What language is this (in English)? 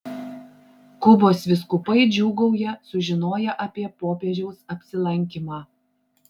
Lithuanian